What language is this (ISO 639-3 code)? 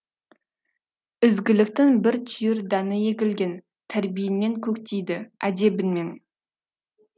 kaz